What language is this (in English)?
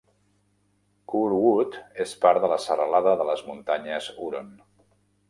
Catalan